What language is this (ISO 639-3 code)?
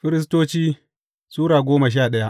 hau